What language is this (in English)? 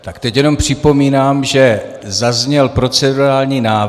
Czech